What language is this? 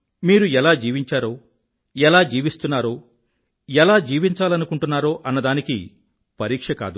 Telugu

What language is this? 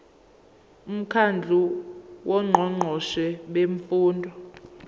Zulu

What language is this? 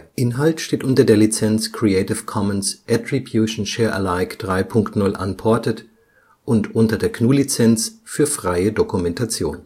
German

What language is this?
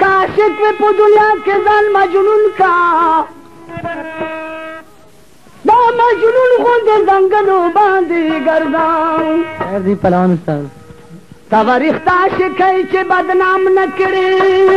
Arabic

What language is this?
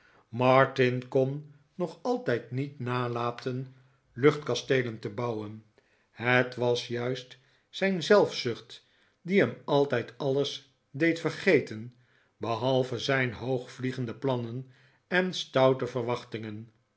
Dutch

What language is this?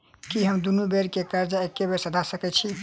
Maithili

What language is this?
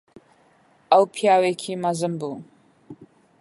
Central Kurdish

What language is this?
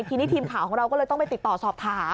Thai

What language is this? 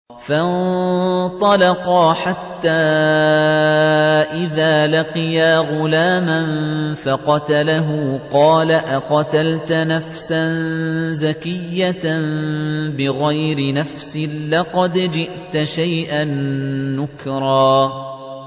Arabic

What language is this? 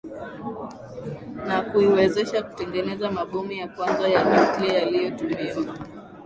Swahili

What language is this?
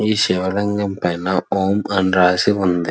Telugu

